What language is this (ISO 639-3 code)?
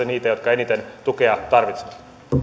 fin